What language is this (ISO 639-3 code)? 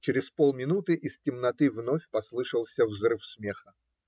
rus